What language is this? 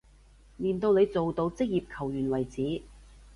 Cantonese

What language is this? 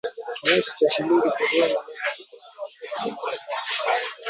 Swahili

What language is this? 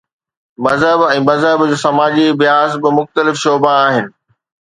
Sindhi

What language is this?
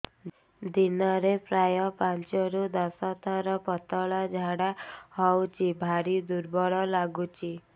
Odia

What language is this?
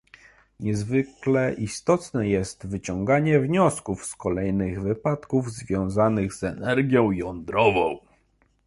Polish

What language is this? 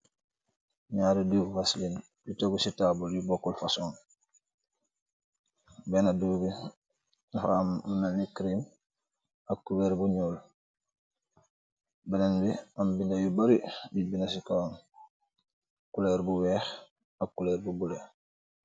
Wolof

